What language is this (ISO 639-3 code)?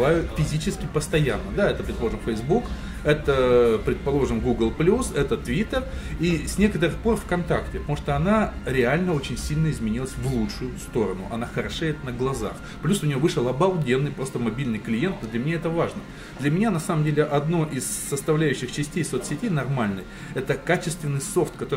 rus